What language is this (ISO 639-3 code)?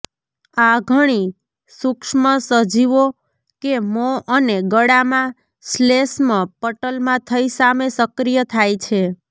guj